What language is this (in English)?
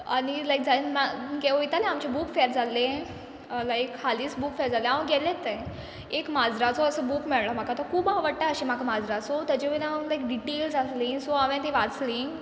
Konkani